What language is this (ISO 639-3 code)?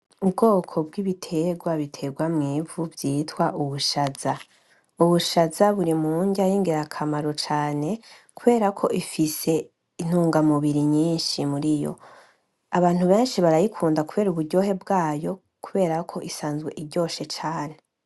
run